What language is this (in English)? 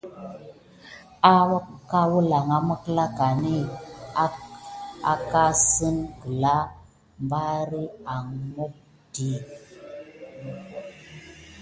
Gidar